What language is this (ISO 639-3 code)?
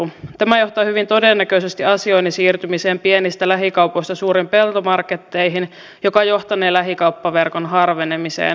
fin